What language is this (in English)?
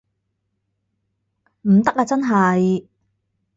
Cantonese